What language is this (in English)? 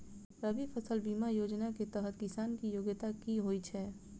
Maithili